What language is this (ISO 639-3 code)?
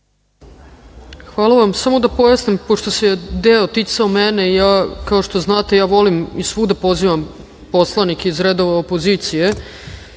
srp